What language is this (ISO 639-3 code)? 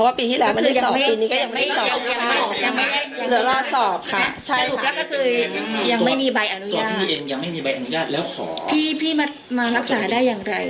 tha